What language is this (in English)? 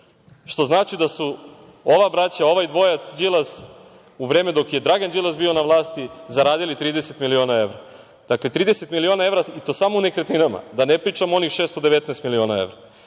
Serbian